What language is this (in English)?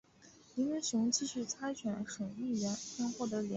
Chinese